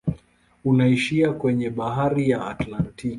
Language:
Swahili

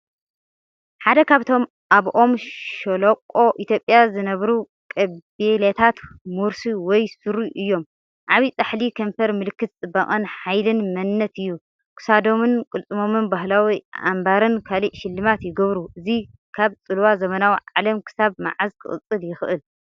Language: Tigrinya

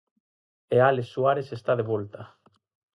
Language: Galician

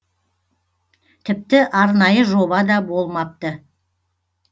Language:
Kazakh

